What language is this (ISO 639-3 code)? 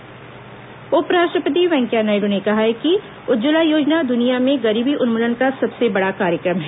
hin